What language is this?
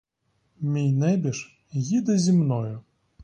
Ukrainian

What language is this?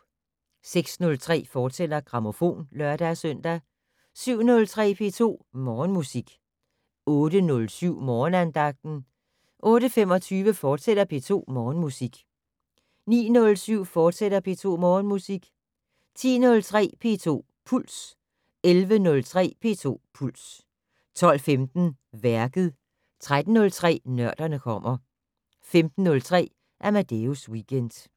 Danish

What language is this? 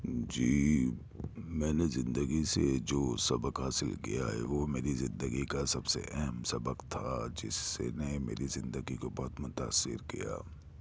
Urdu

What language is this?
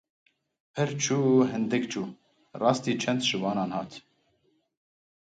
Kurdish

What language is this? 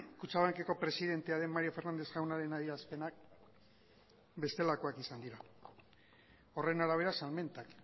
Basque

